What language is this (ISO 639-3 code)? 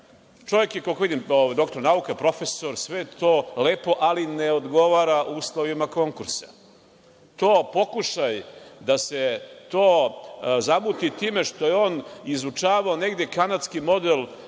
srp